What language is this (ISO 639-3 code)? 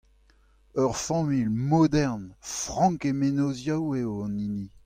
bre